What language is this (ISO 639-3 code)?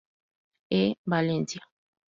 spa